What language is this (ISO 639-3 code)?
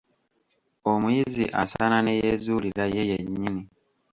lug